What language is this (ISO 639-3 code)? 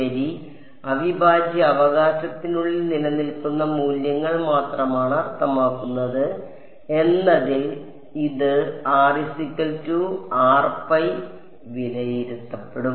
mal